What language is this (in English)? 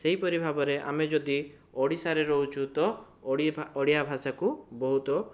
Odia